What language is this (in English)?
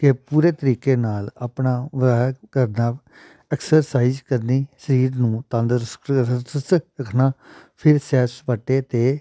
Punjabi